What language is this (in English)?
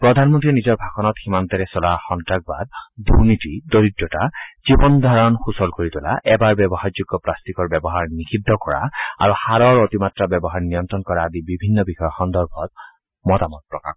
Assamese